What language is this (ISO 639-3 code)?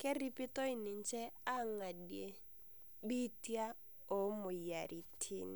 mas